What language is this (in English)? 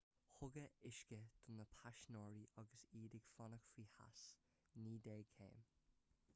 Irish